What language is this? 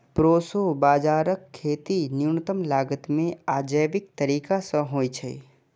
Maithili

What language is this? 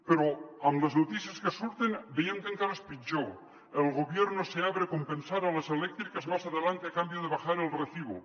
Catalan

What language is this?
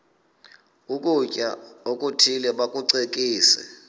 Xhosa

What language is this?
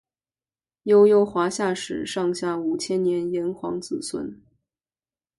Chinese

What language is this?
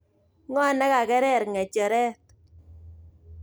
Kalenjin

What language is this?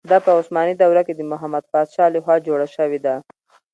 Pashto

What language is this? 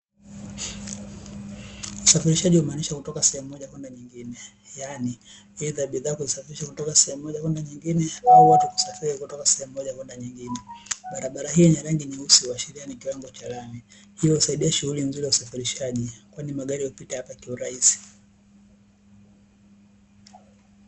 Swahili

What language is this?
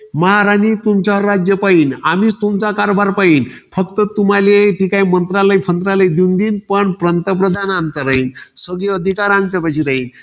Marathi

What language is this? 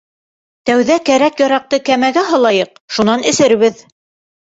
Bashkir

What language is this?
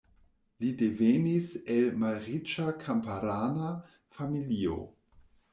Esperanto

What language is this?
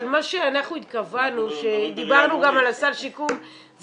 Hebrew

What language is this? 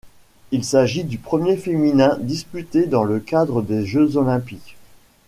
French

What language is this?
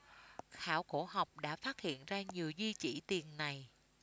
Vietnamese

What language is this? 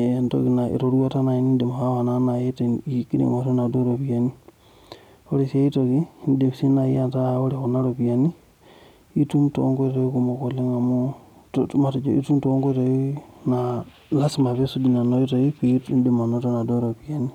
Masai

